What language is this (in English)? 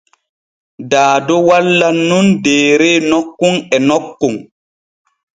Borgu Fulfulde